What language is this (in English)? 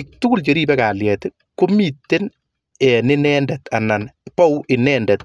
Kalenjin